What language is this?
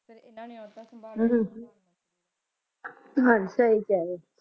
Punjabi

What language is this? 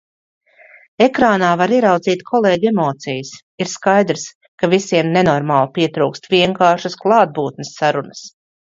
Latvian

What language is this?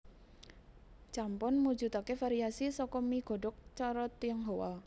Javanese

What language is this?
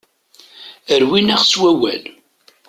Kabyle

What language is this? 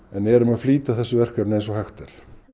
Icelandic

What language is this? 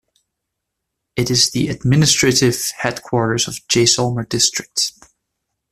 English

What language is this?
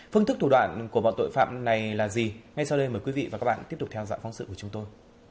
Vietnamese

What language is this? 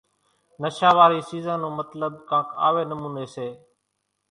Kachi Koli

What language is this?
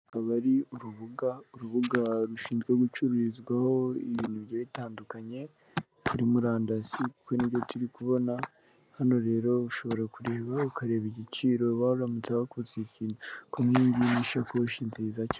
Kinyarwanda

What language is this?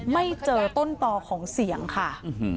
Thai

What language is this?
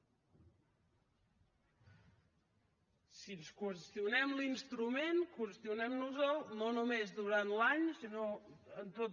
Catalan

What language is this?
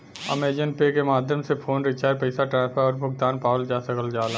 Bhojpuri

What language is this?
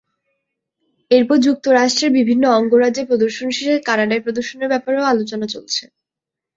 Bangla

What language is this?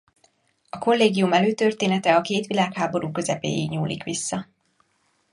Hungarian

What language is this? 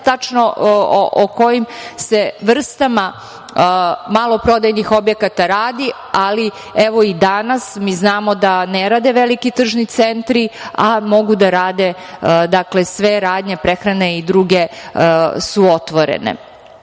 Serbian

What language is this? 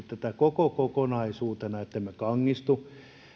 Finnish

